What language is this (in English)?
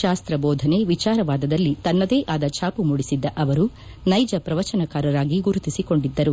Kannada